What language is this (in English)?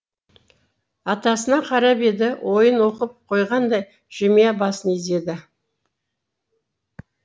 Kazakh